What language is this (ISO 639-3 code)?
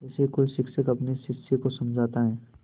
hin